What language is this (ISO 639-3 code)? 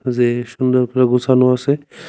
ben